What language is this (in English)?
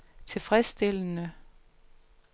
Danish